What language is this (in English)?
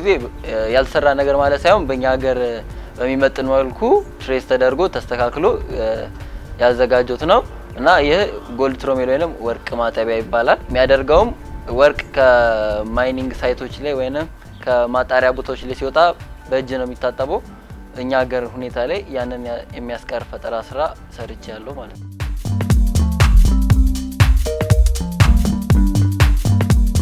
Romanian